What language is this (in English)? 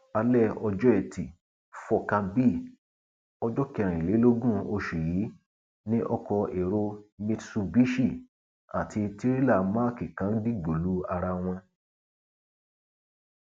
Yoruba